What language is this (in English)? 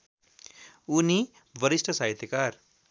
Nepali